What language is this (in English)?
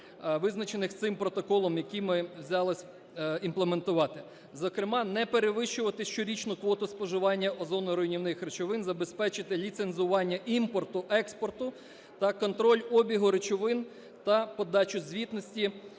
Ukrainian